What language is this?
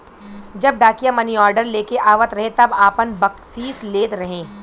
Bhojpuri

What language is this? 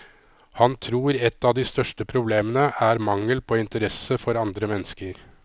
Norwegian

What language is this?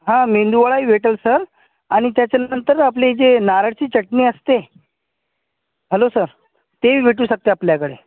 Marathi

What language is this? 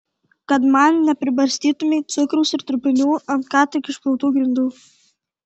Lithuanian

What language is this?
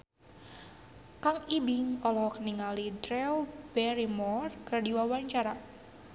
Sundanese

